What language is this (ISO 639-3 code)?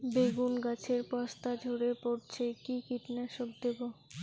ben